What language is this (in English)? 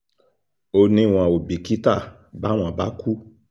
Yoruba